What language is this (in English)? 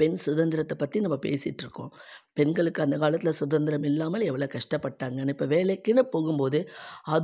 Tamil